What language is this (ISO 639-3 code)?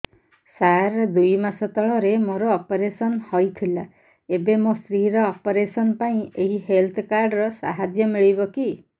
ori